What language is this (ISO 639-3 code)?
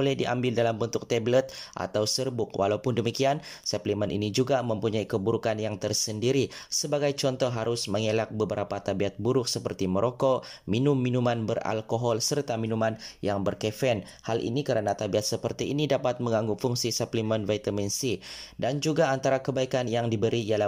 msa